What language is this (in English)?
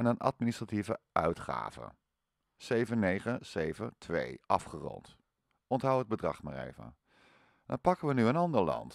Dutch